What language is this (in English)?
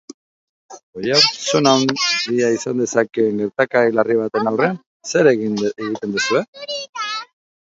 Basque